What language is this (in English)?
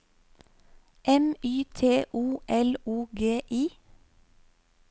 Norwegian